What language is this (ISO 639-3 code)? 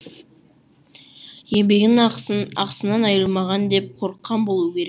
kaz